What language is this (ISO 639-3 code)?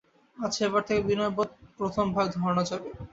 ben